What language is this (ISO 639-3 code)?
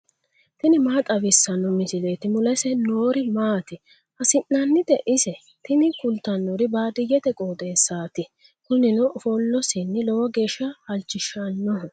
sid